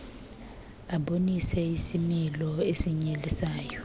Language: Xhosa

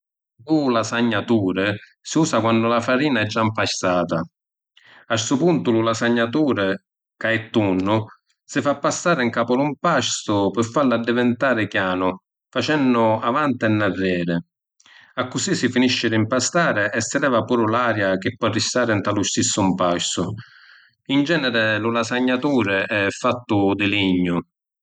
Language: Sicilian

